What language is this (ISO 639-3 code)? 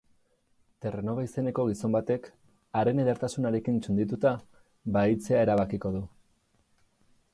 eus